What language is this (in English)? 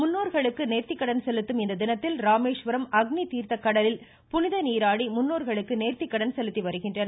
Tamil